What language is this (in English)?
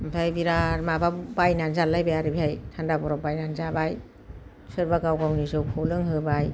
Bodo